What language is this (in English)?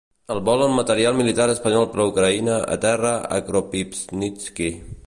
Catalan